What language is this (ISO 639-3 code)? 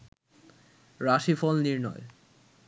ben